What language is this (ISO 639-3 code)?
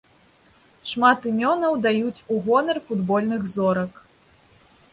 bel